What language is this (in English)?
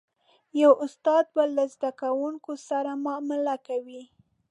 Pashto